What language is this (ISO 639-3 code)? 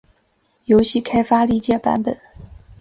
zho